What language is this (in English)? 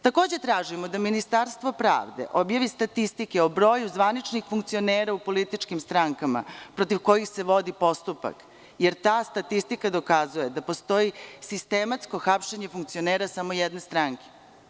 Serbian